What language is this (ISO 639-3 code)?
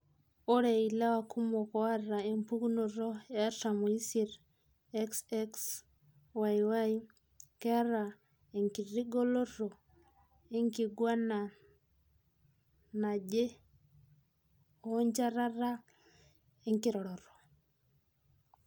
mas